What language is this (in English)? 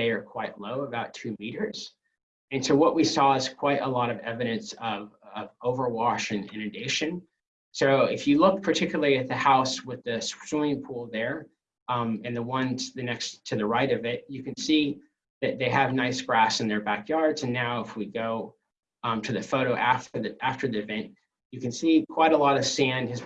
English